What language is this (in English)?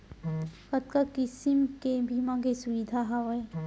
Chhattisgarhi